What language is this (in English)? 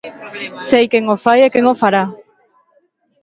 Galician